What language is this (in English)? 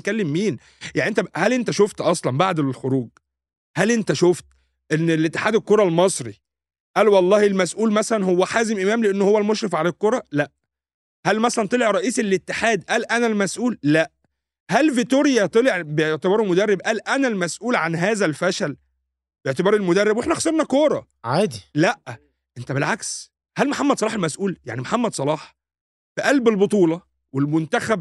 Arabic